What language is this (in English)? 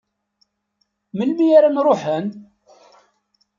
Kabyle